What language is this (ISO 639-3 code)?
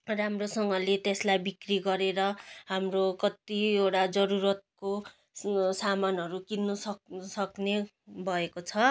nep